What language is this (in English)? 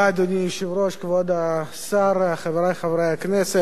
Hebrew